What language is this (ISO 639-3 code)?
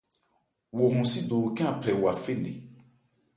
ebr